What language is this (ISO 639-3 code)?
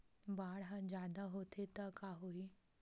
hne